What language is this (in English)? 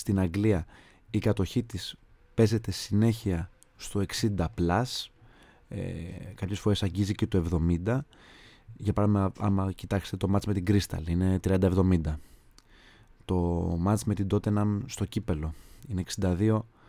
Greek